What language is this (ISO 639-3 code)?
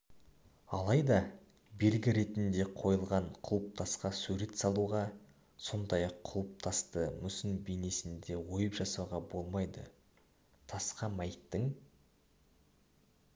kaz